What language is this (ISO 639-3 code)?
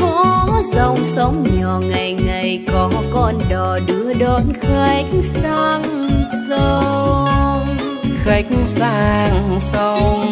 vie